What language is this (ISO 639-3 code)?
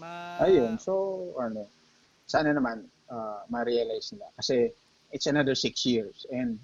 fil